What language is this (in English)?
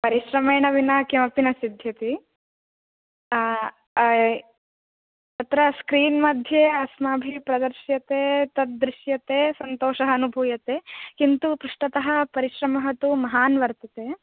Sanskrit